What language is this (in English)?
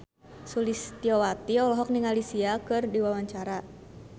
Sundanese